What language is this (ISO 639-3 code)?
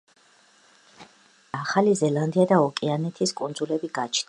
kat